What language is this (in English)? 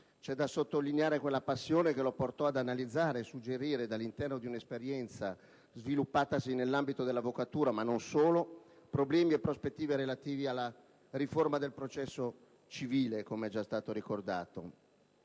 Italian